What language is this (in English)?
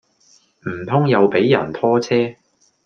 Cantonese